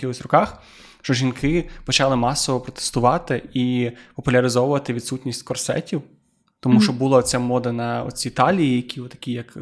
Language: Ukrainian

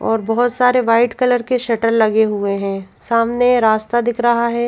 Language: Hindi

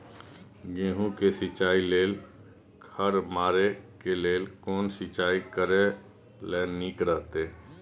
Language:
Maithili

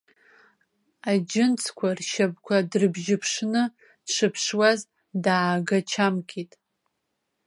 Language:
Abkhazian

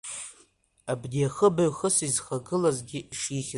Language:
Abkhazian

